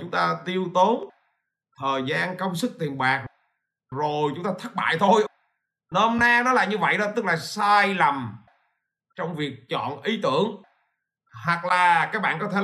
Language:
Vietnamese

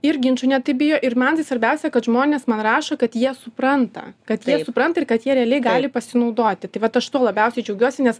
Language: Lithuanian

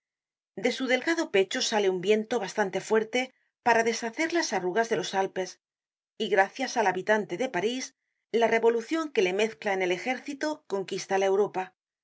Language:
Spanish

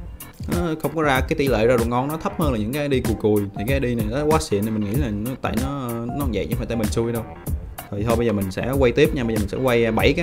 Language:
Vietnamese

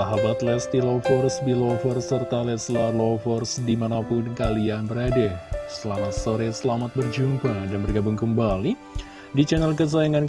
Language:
Indonesian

